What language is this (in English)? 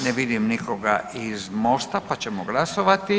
Croatian